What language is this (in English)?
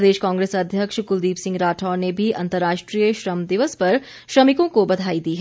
Hindi